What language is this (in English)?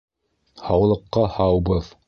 Bashkir